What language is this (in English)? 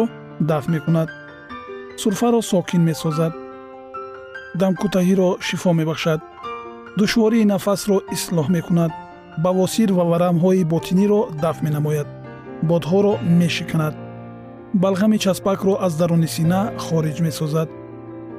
Persian